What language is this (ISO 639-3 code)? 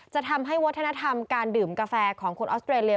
tha